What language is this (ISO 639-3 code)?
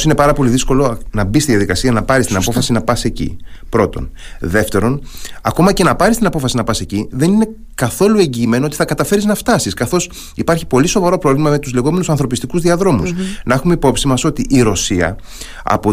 ell